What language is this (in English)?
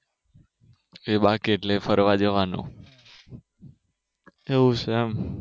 Gujarati